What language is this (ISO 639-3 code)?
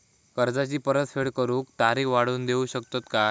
mar